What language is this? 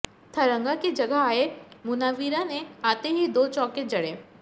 Hindi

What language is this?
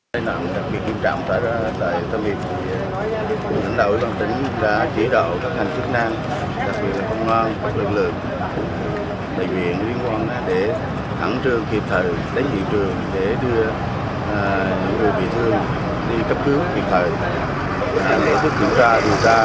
Vietnamese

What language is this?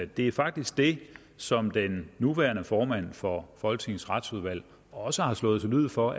Danish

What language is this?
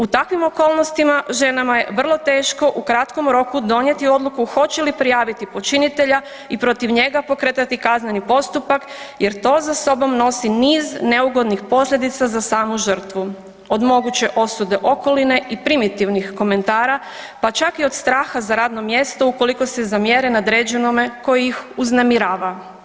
Croatian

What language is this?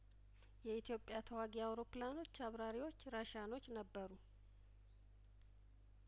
Amharic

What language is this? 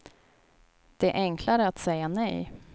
Swedish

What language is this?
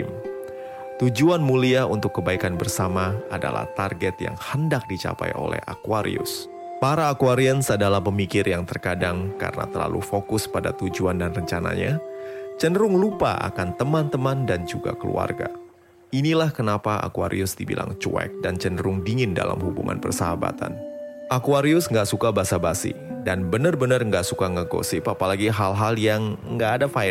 Indonesian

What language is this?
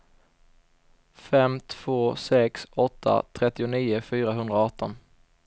Swedish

